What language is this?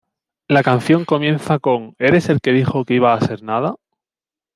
Spanish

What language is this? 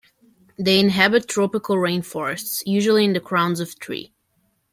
English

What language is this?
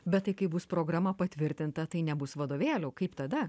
Lithuanian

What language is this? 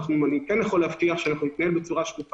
Hebrew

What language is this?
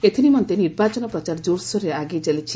Odia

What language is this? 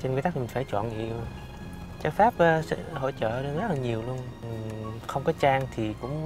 Vietnamese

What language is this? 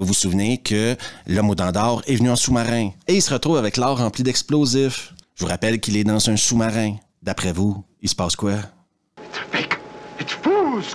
French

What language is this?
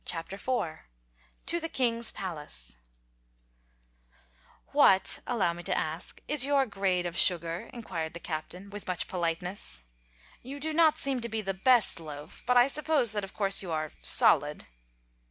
English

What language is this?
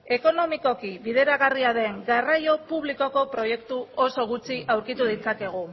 Basque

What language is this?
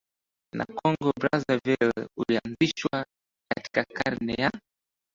Swahili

